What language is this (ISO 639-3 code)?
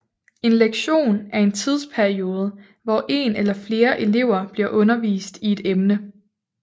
dan